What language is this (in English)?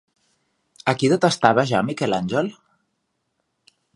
Catalan